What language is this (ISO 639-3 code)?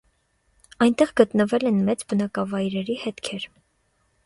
hye